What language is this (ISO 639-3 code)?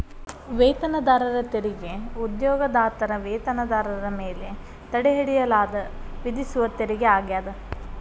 kan